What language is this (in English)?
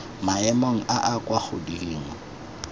Tswana